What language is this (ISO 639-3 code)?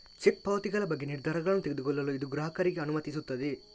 kan